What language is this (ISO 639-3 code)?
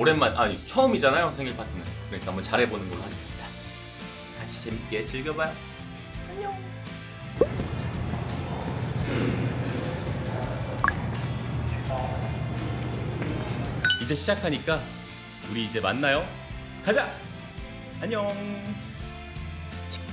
kor